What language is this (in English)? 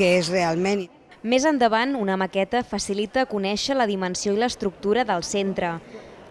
Catalan